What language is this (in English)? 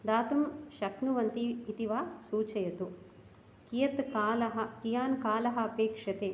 Sanskrit